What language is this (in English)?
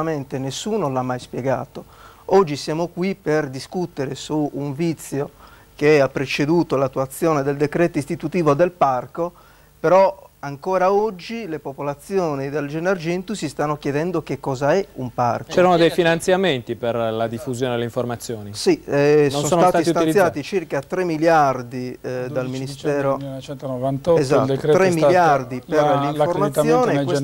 Italian